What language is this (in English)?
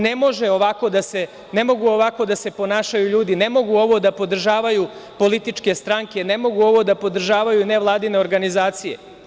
Serbian